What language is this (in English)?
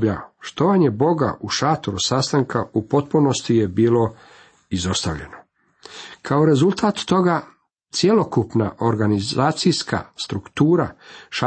Croatian